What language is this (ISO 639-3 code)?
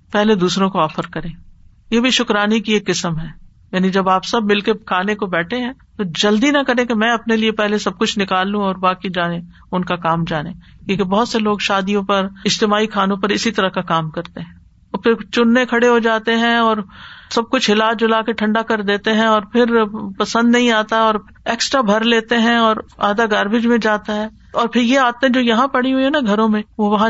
urd